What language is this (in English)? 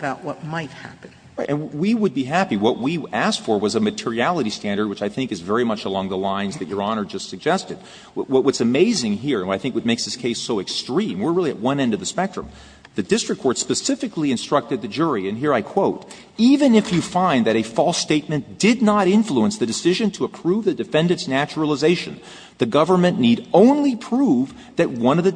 English